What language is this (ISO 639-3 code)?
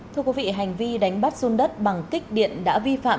vie